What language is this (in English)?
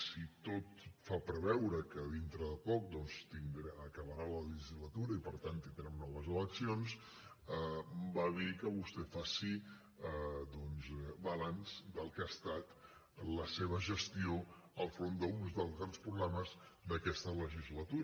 Catalan